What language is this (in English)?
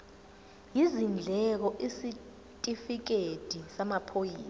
Zulu